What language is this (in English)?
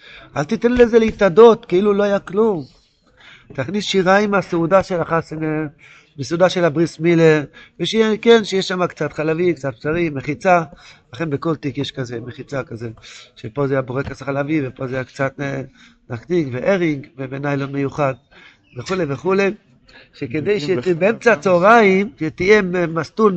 Hebrew